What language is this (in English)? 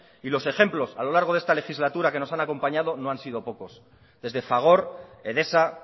Spanish